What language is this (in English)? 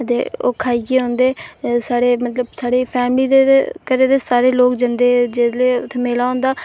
Dogri